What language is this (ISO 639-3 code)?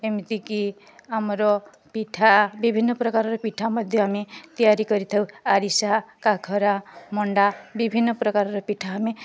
ori